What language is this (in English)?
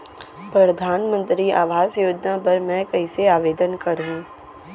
Chhattisgarhi